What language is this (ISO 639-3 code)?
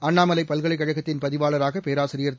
tam